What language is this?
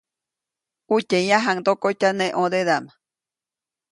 Copainalá Zoque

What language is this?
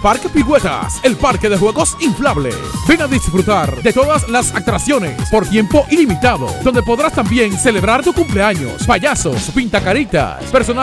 Spanish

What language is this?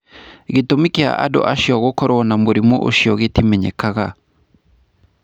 Kikuyu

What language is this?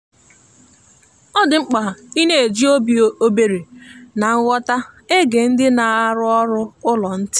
Igbo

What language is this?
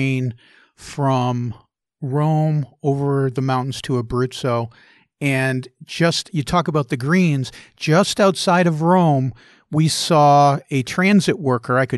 English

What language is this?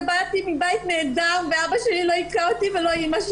Hebrew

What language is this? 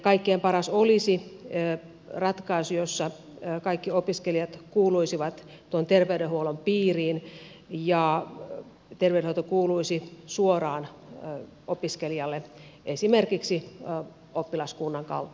Finnish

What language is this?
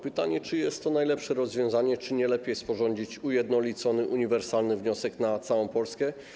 Polish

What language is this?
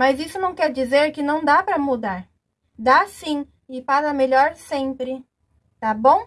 Portuguese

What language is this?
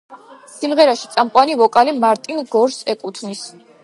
Georgian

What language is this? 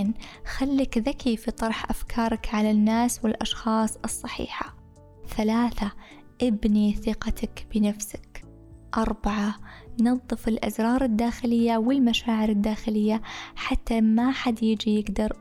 Arabic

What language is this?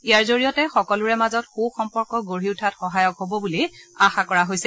Assamese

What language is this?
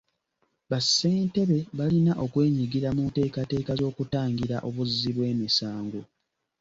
Ganda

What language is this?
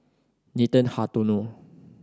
English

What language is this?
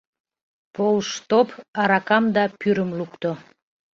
Mari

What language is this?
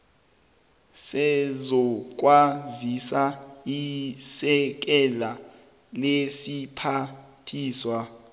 South Ndebele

